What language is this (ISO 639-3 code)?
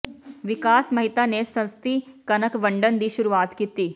pan